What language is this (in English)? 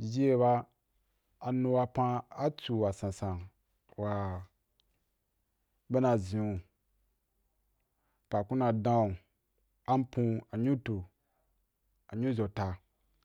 Wapan